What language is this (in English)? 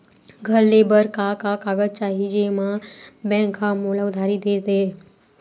Chhattisgarhi